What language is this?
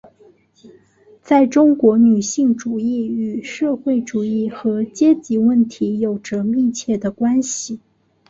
Chinese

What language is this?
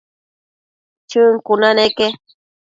Matsés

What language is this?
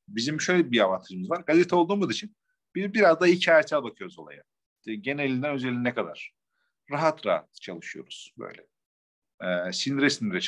Turkish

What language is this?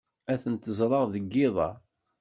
Kabyle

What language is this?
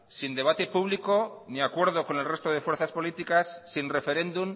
Spanish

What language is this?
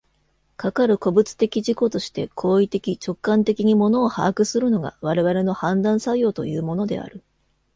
Japanese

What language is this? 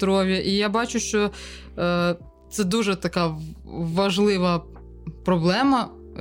Ukrainian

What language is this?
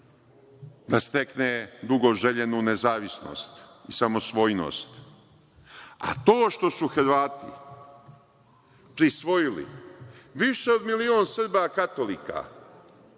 Serbian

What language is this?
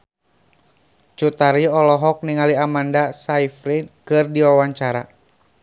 Sundanese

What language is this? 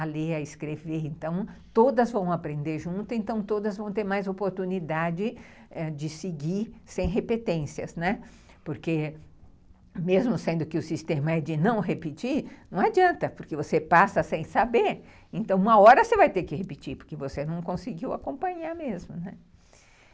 Portuguese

